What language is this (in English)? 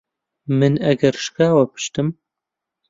Central Kurdish